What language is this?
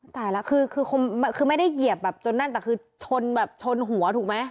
Thai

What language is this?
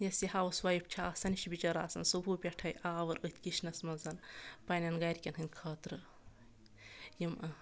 Kashmiri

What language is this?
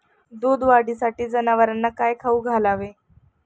Marathi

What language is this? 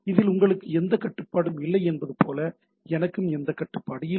Tamil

